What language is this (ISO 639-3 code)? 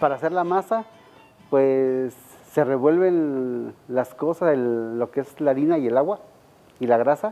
spa